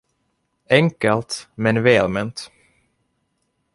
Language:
Swedish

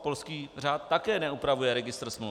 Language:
Czech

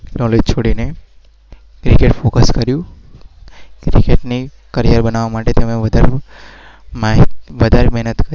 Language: Gujarati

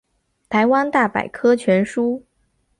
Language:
Chinese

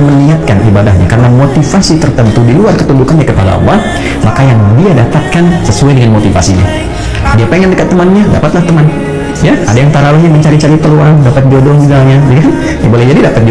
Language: Indonesian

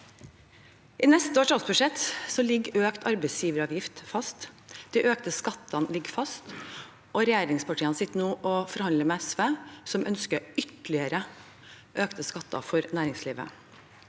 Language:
Norwegian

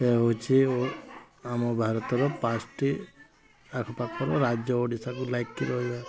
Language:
Odia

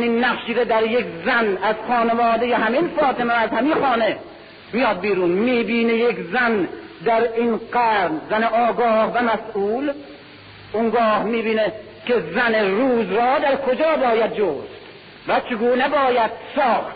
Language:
Persian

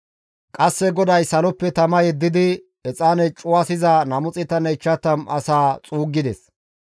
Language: Gamo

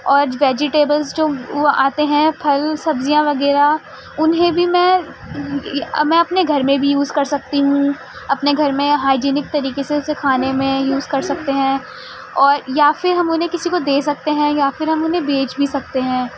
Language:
Urdu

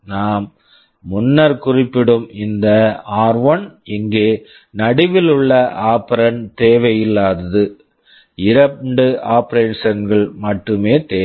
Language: Tamil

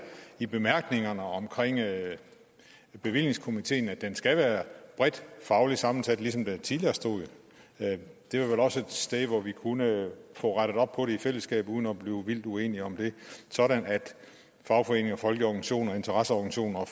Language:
Danish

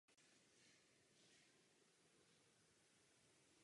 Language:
Czech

